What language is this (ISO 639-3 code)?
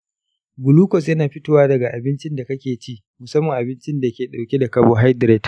hau